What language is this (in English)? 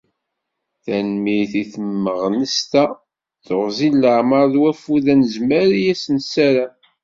Kabyle